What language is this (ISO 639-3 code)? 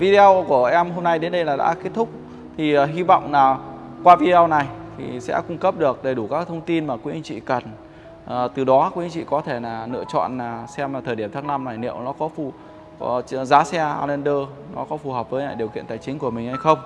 vie